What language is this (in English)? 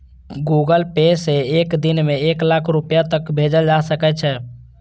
Maithili